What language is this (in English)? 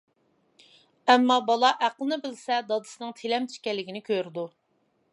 Uyghur